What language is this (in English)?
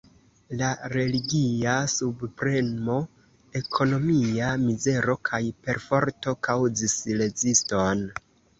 Esperanto